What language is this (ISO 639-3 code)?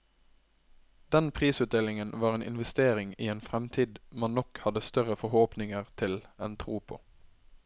nor